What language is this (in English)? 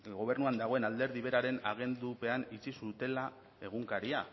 Basque